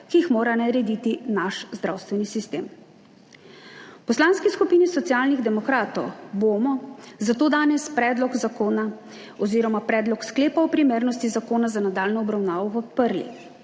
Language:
Slovenian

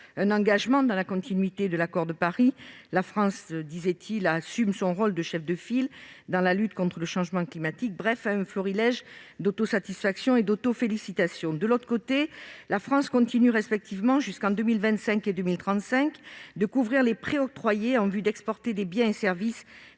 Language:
French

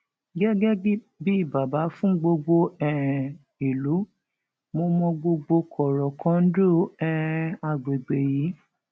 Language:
Yoruba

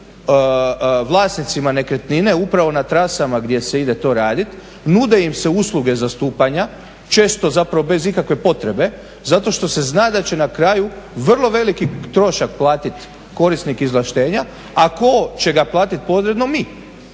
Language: Croatian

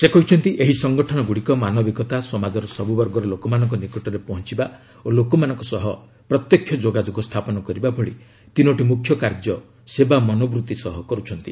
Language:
Odia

